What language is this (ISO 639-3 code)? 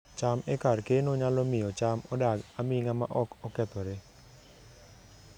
luo